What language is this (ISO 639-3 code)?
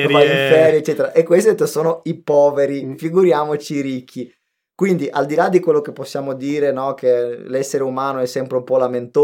ita